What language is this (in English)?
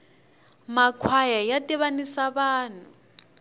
Tsonga